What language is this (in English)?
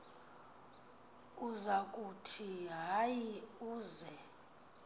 Xhosa